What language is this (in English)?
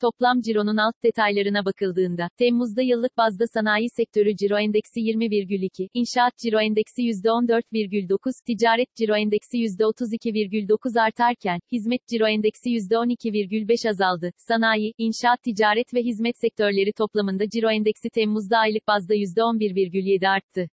Turkish